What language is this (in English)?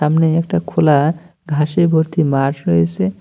Bangla